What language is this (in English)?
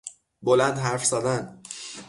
Persian